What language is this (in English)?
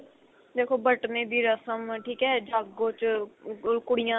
Punjabi